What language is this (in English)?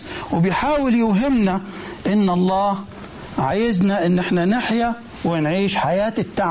Arabic